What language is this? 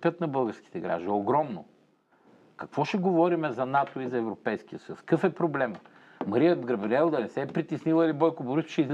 Bulgarian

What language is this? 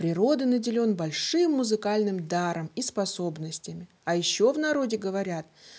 Russian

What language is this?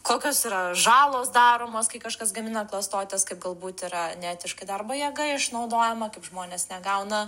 Lithuanian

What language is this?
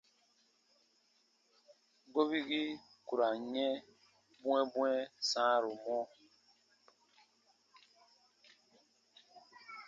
Baatonum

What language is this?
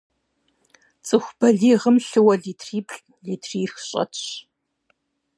Kabardian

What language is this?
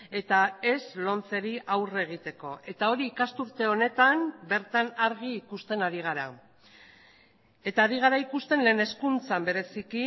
Basque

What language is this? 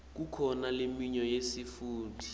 Swati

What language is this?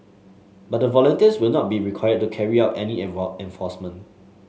English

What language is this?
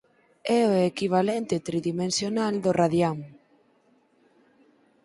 Galician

